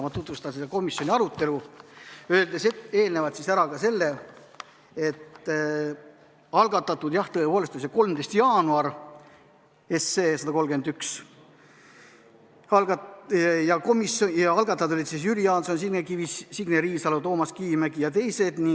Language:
Estonian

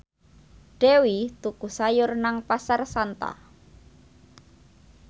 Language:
Javanese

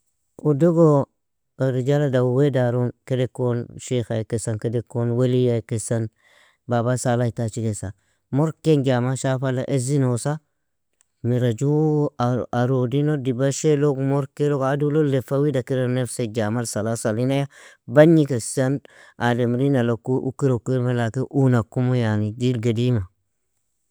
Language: Nobiin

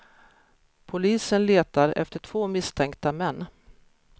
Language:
Swedish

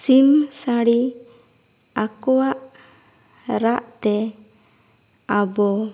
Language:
Santali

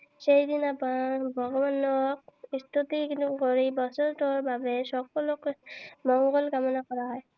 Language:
Assamese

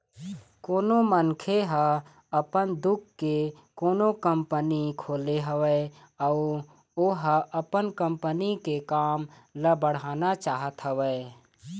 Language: Chhattisgarhi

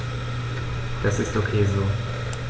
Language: German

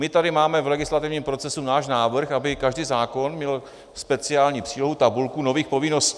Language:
Czech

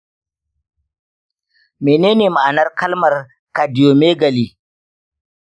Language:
Hausa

